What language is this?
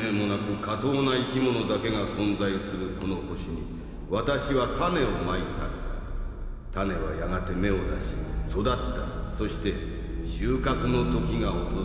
Japanese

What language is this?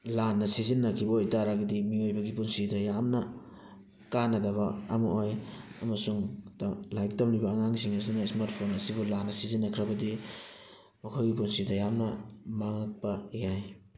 Manipuri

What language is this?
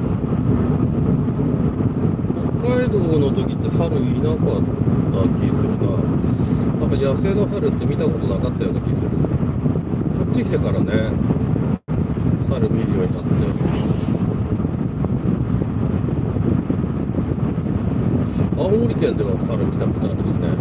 Japanese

